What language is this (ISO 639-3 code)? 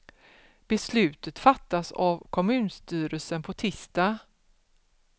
swe